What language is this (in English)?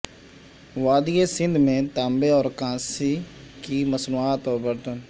Urdu